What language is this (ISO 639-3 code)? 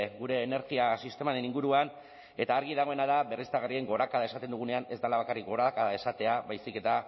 eus